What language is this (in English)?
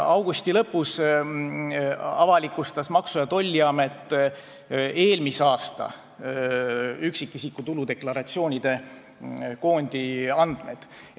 Estonian